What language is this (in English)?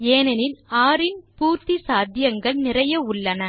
Tamil